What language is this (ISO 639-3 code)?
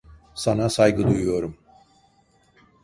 tur